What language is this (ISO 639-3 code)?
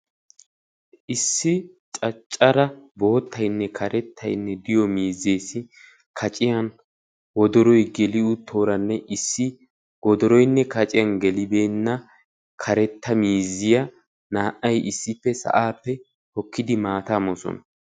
wal